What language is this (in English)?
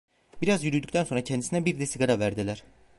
Turkish